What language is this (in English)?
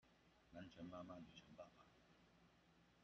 Chinese